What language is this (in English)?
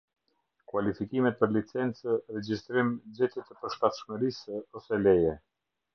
Albanian